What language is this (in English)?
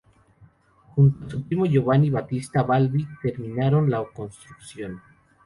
Spanish